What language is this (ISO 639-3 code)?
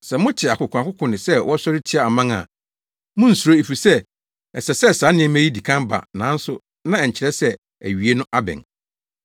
aka